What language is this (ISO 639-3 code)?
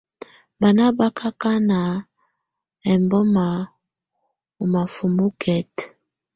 tvu